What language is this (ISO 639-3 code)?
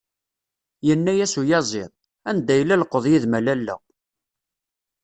kab